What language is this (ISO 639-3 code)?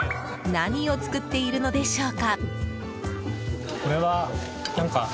jpn